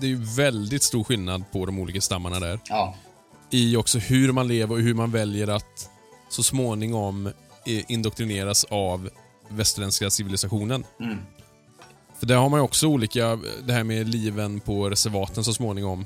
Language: Swedish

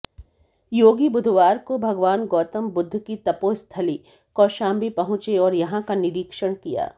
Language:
Hindi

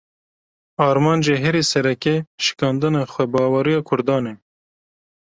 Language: Kurdish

